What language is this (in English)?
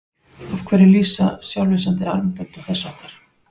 Icelandic